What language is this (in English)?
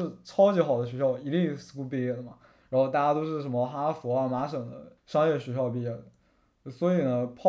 Chinese